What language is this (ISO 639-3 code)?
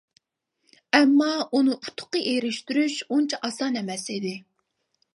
uig